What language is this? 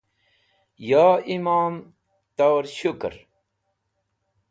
Wakhi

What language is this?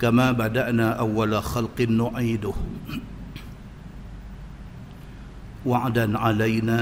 Malay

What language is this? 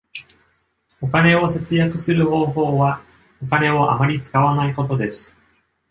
Japanese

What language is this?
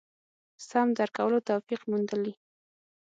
Pashto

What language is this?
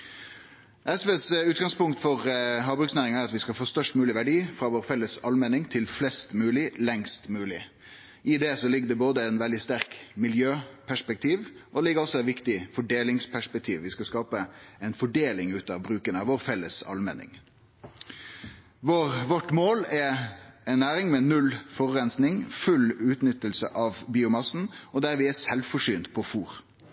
Norwegian Nynorsk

